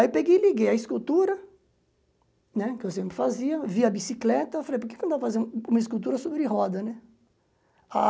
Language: Portuguese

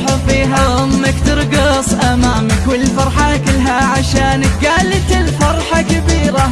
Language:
Arabic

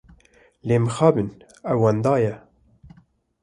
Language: Kurdish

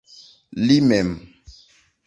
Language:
Esperanto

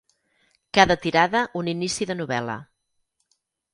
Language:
Catalan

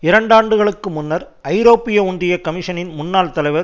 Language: Tamil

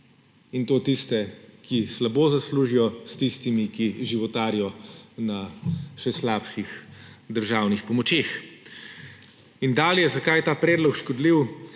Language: Slovenian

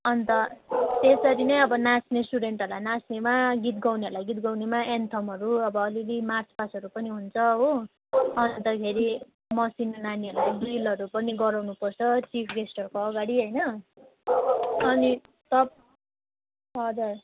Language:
Nepali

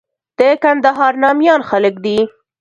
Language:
Pashto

